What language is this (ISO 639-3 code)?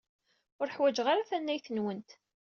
kab